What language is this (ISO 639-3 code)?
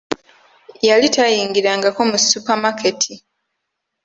lug